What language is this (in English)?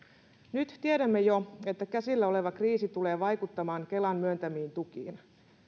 Finnish